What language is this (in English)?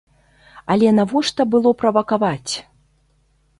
Belarusian